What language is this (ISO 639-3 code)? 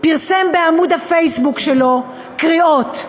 heb